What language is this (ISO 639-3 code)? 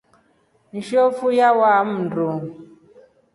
rof